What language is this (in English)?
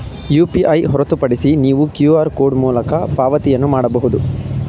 Kannada